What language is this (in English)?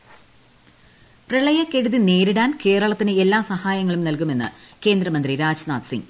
Malayalam